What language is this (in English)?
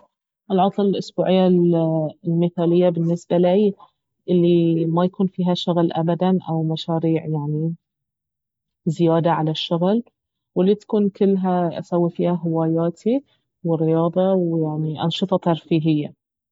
Baharna Arabic